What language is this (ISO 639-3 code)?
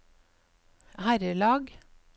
nor